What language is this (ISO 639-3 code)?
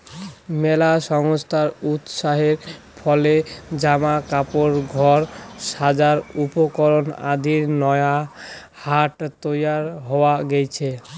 ben